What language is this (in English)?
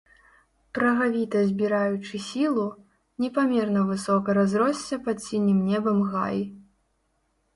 Belarusian